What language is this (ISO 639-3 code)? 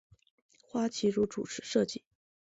zho